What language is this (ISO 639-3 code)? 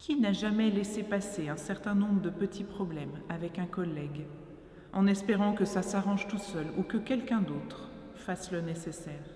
fra